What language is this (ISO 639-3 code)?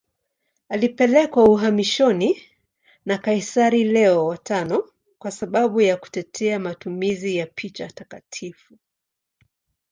swa